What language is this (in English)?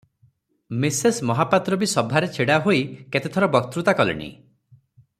Odia